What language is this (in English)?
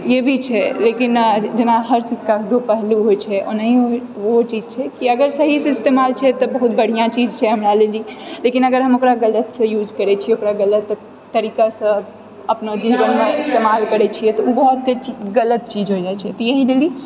Maithili